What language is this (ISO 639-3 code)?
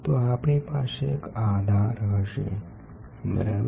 guj